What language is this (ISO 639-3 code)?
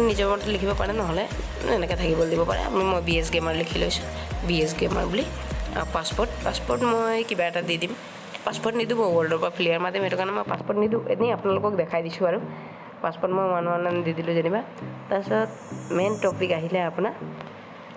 asm